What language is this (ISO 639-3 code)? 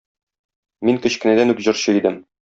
tat